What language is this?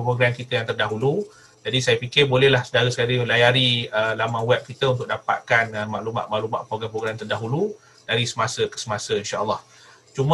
Malay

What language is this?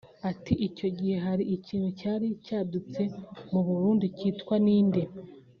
Kinyarwanda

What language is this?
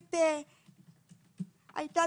Hebrew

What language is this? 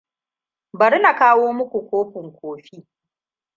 Hausa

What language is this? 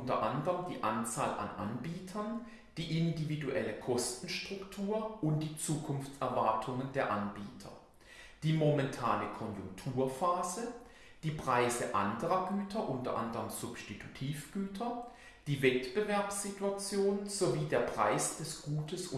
German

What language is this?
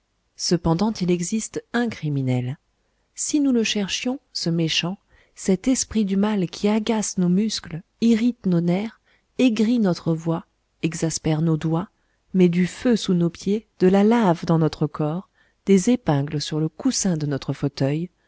French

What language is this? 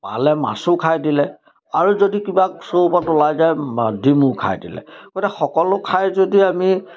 Assamese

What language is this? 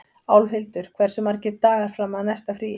Icelandic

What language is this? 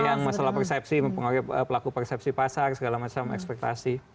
Indonesian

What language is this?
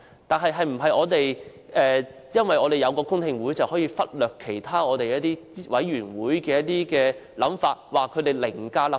Cantonese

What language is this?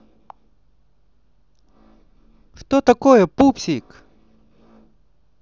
Russian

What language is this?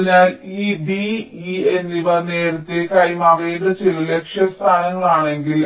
Malayalam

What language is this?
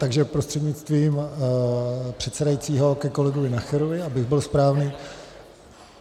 Czech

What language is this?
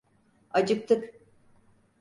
Turkish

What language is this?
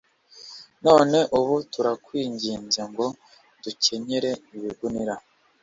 Kinyarwanda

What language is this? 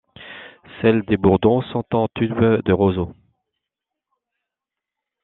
French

